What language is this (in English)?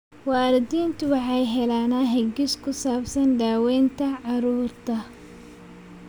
Somali